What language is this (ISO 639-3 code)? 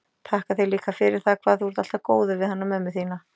isl